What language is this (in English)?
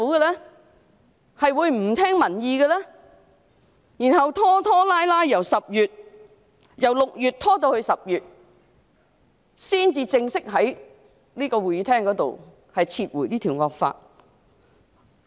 Cantonese